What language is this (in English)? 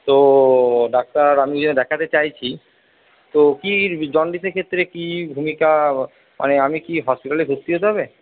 Bangla